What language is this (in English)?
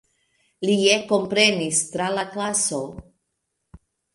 Esperanto